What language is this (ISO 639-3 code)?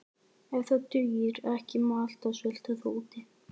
isl